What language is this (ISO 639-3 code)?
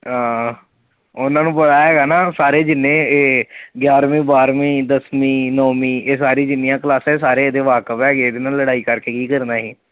pan